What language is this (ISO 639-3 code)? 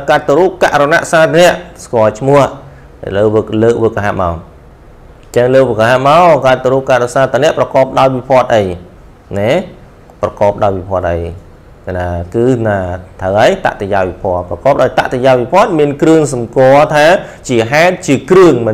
tha